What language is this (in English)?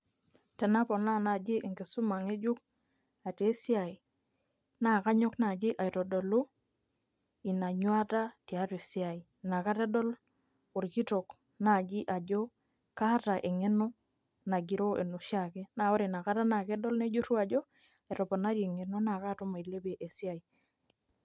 Masai